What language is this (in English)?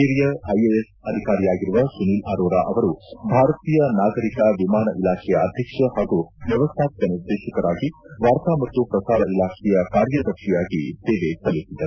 Kannada